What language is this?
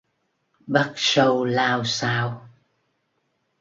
Vietnamese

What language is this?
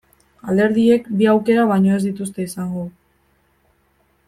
Basque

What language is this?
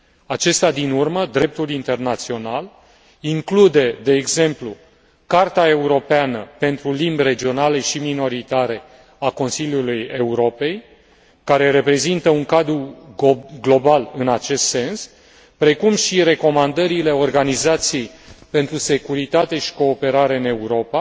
Romanian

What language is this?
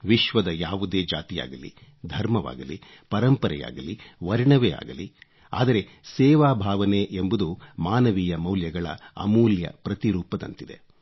Kannada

